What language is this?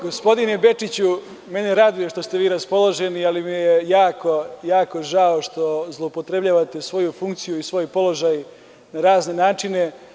Serbian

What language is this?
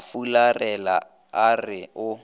Northern Sotho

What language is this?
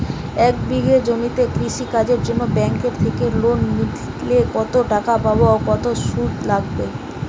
Bangla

